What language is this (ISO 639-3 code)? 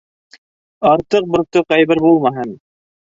bak